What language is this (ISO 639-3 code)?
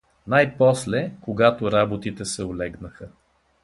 bul